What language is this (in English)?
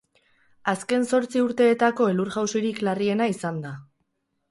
Basque